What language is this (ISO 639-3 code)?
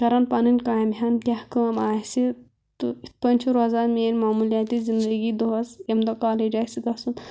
kas